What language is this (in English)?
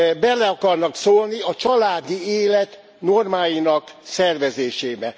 Hungarian